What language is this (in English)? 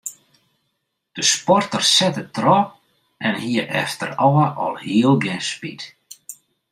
Western Frisian